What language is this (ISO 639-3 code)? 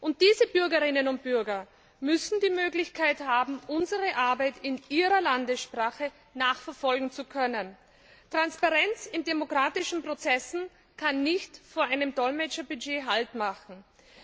deu